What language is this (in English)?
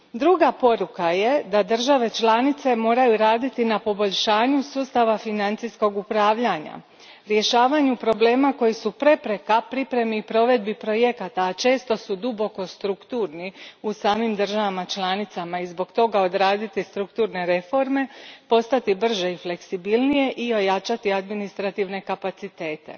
Croatian